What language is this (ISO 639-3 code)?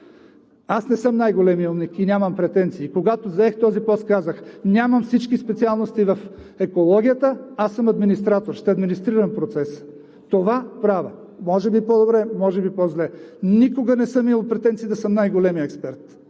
bul